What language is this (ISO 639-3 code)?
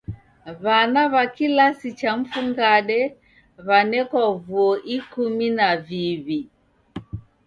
dav